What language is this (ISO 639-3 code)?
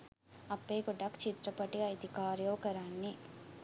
sin